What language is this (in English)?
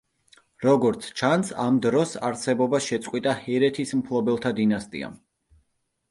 Georgian